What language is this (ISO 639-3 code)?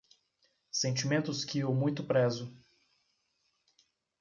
por